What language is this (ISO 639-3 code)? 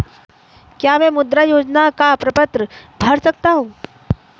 hin